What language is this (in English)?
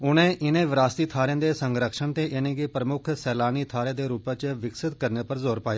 Dogri